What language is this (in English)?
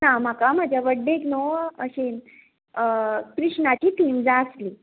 Konkani